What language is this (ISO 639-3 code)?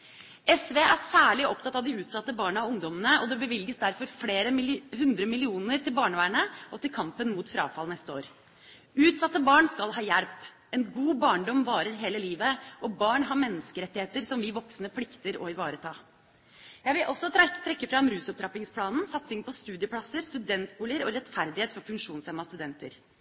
nob